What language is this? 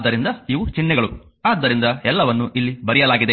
Kannada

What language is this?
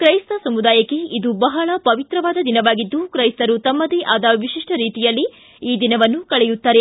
Kannada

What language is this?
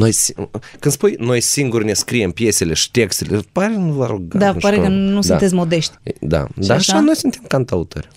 Romanian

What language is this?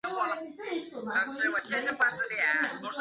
Chinese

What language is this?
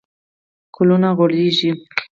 Pashto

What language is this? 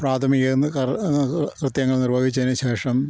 Malayalam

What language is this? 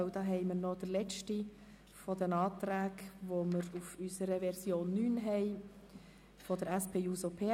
Swiss German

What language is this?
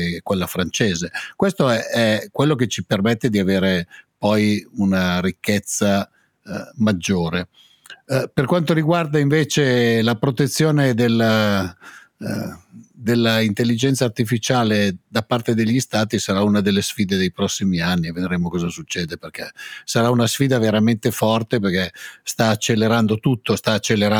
Italian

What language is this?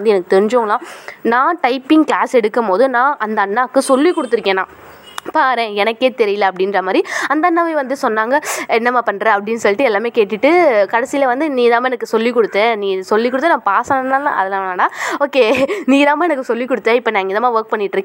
Tamil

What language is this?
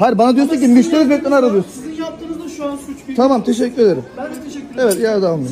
Turkish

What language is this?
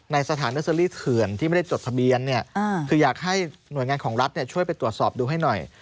Thai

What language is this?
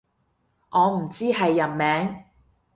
Cantonese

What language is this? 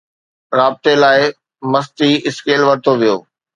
Sindhi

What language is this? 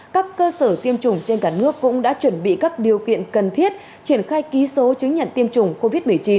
Vietnamese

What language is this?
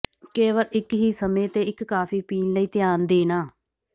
Punjabi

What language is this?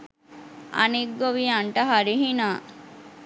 Sinhala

